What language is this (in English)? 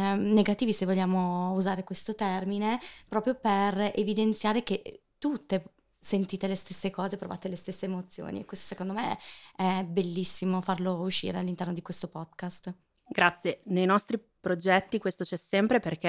Italian